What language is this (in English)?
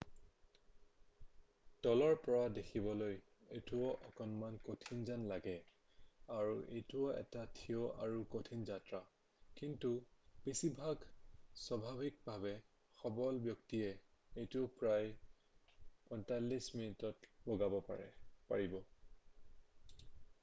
Assamese